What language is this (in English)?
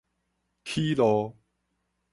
Min Nan Chinese